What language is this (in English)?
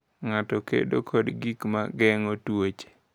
Luo (Kenya and Tanzania)